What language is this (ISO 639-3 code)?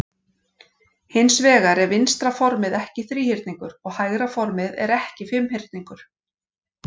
isl